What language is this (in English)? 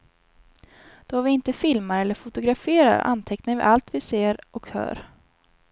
Swedish